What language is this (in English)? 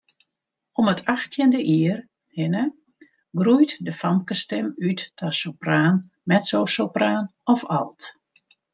Western Frisian